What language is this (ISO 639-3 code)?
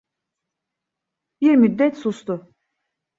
tur